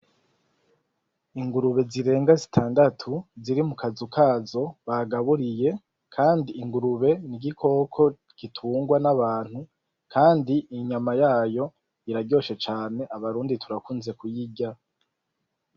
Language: Rundi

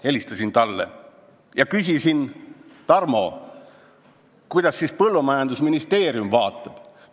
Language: Estonian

